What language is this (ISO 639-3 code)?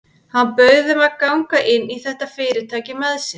isl